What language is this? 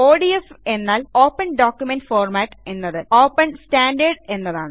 Malayalam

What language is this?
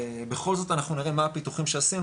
Hebrew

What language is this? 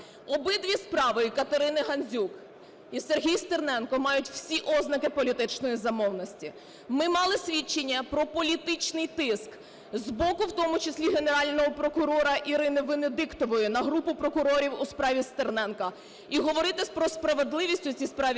Ukrainian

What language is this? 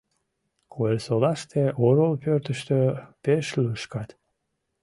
Mari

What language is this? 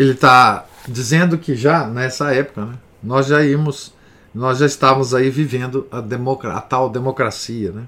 Portuguese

